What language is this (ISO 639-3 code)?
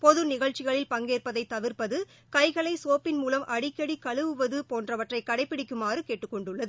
tam